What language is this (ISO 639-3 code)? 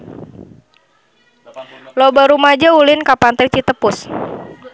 sun